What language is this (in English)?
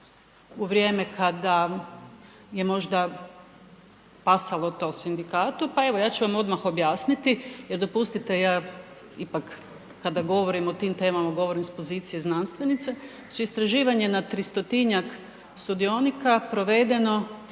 Croatian